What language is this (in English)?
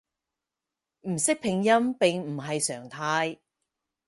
Cantonese